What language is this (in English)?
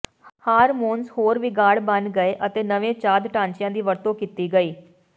Punjabi